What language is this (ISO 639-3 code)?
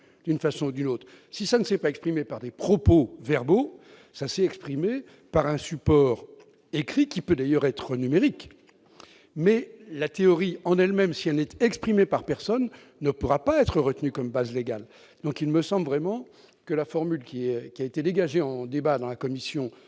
fra